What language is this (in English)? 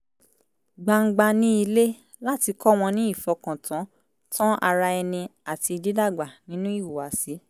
Yoruba